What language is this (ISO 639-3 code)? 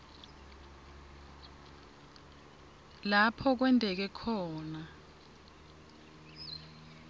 ssw